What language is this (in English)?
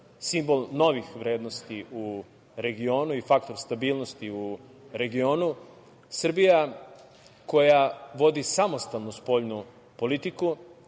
Serbian